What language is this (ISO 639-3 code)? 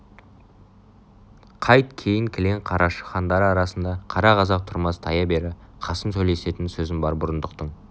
kaz